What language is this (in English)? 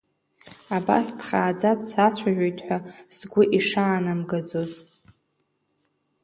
Abkhazian